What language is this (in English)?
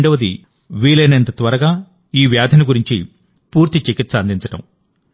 Telugu